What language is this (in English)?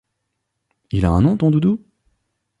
French